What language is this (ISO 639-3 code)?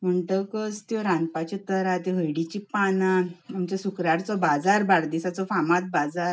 kok